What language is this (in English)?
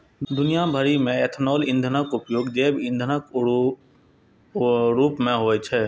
Maithili